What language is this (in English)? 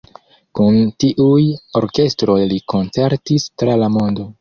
Esperanto